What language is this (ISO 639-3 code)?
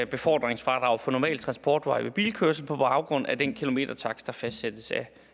dan